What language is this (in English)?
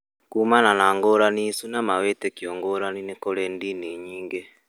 Kikuyu